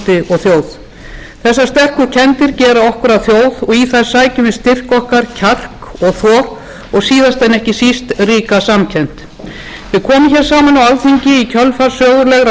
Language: Icelandic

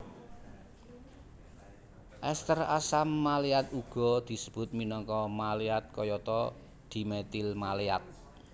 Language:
Javanese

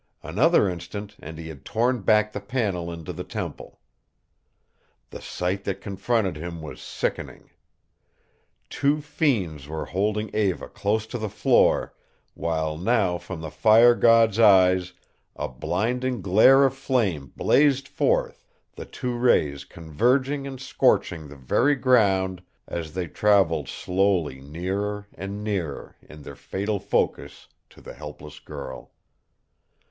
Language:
English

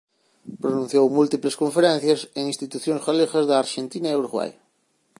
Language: Galician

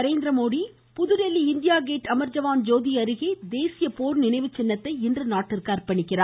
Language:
Tamil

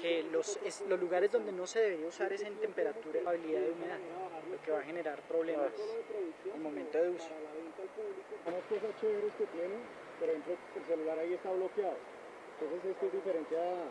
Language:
Spanish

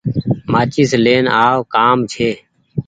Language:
Goaria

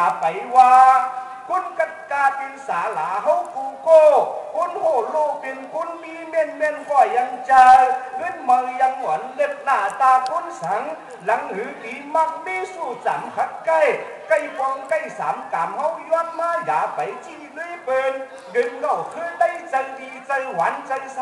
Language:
Thai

